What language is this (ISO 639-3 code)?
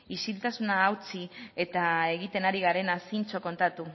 eus